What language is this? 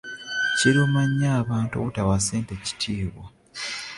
Ganda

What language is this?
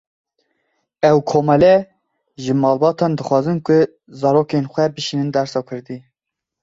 Kurdish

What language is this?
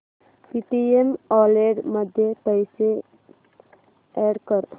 Marathi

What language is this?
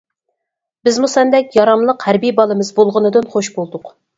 Uyghur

